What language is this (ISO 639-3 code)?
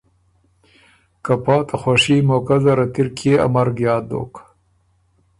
oru